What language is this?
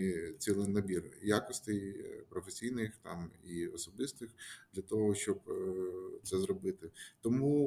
Ukrainian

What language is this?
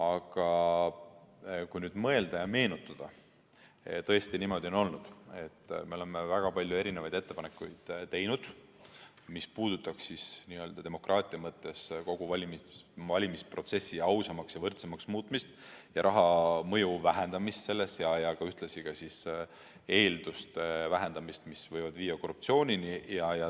Estonian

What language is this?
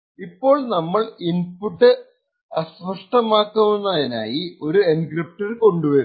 Malayalam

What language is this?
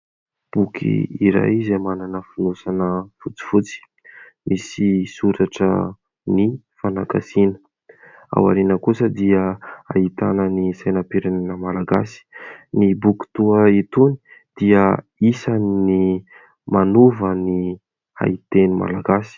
Malagasy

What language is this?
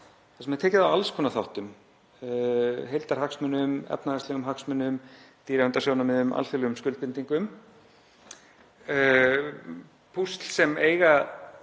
Icelandic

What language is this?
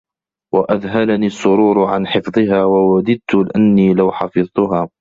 Arabic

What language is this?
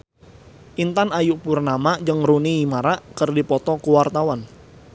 Sundanese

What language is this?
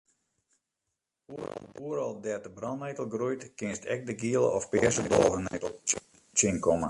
Western Frisian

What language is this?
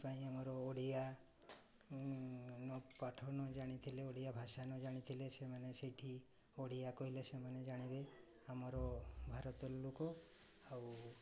Odia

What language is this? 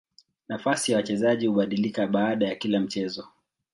Swahili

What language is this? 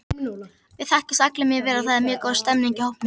Icelandic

